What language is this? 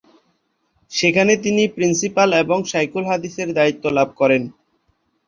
Bangla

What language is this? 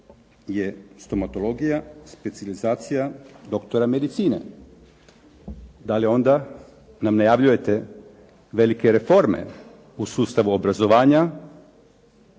Croatian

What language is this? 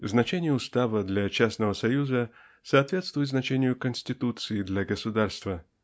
Russian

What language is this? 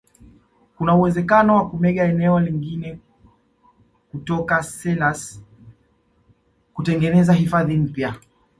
Swahili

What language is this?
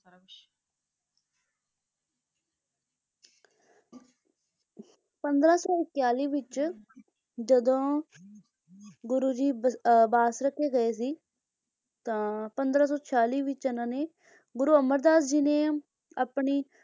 Punjabi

